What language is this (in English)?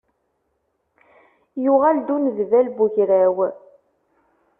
Kabyle